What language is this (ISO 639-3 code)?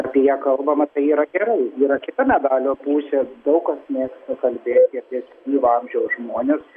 lit